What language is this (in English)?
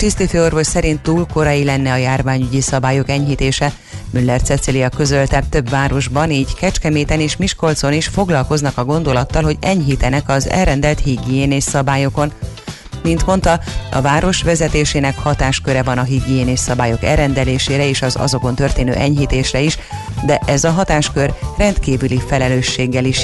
Hungarian